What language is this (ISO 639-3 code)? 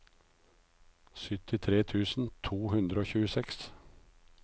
nor